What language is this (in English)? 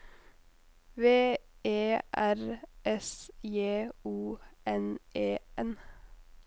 Norwegian